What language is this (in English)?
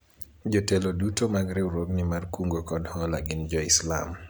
Luo (Kenya and Tanzania)